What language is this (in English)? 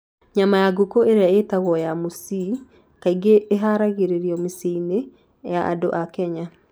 Kikuyu